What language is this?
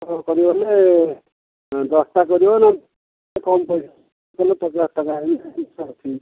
Odia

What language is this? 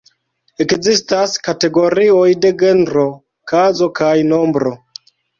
Esperanto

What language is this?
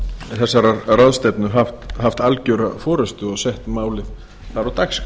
Icelandic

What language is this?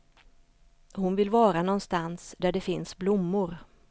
Swedish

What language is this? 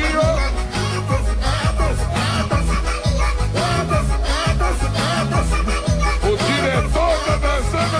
Portuguese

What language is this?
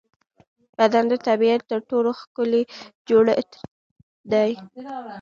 Pashto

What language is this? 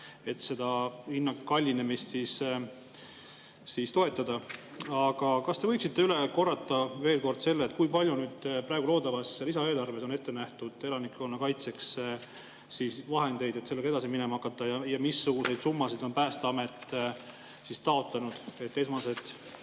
Estonian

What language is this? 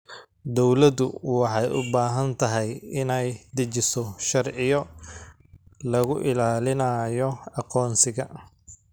Somali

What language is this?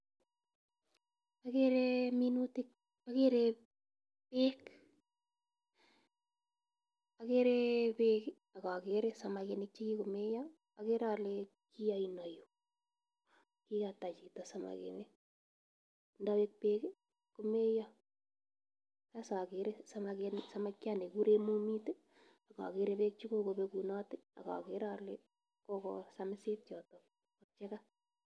Kalenjin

